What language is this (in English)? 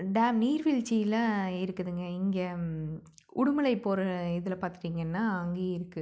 Tamil